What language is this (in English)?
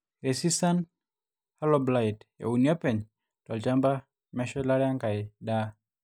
Masai